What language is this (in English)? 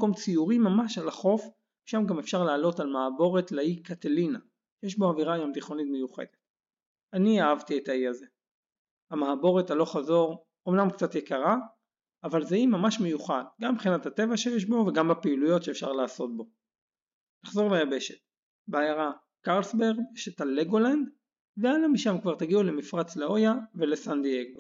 Hebrew